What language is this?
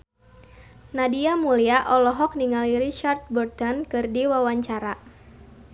Sundanese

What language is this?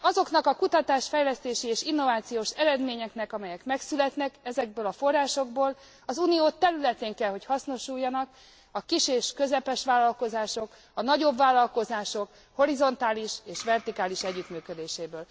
Hungarian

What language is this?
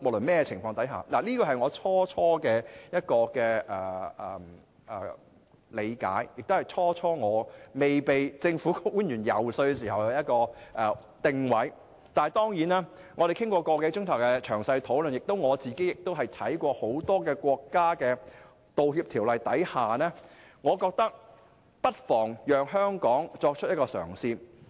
Cantonese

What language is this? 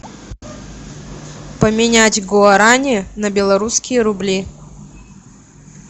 Russian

